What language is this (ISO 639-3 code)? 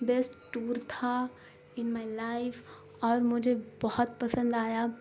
urd